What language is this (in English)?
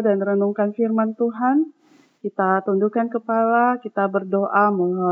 Indonesian